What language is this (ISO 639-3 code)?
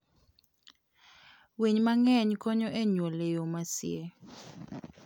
luo